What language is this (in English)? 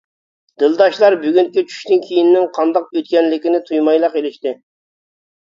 Uyghur